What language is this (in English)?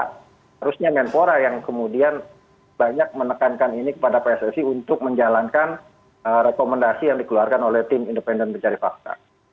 Indonesian